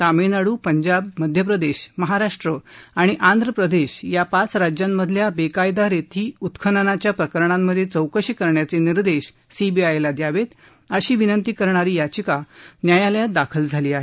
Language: Marathi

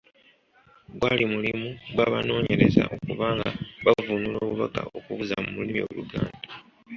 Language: Ganda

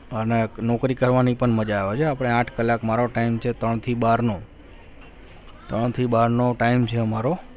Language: Gujarati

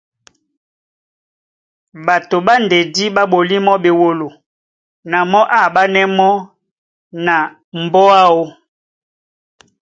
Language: Duala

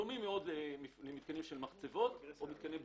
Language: Hebrew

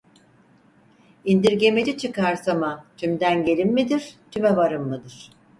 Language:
Turkish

